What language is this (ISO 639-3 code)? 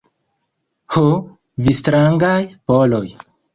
epo